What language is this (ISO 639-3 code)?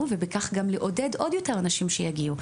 heb